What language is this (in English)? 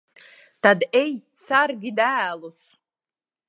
Latvian